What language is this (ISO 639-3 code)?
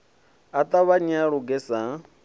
ven